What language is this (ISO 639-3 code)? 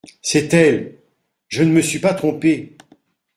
fra